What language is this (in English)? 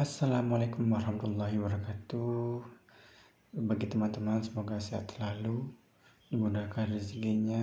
Indonesian